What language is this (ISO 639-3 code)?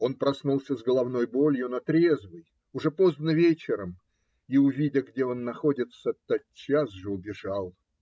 rus